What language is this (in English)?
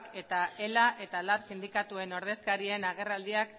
Basque